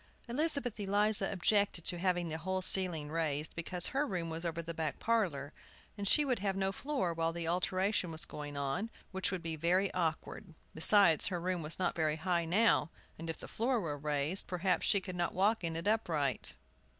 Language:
English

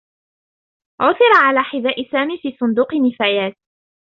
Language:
Arabic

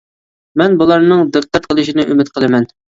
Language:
Uyghur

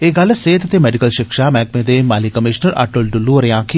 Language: Dogri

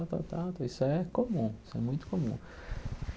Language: Portuguese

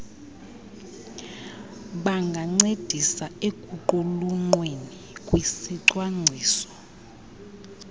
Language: Xhosa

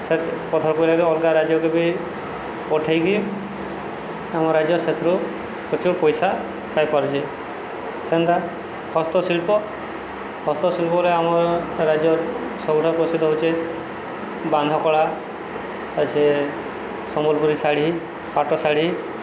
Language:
Odia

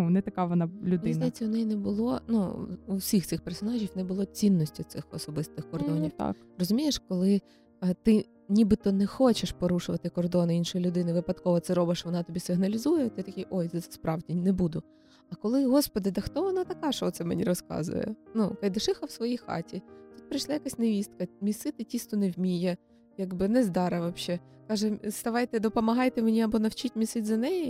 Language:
Ukrainian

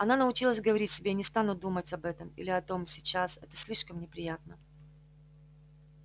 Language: Russian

